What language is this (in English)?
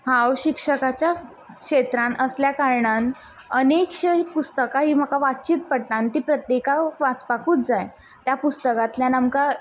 Konkani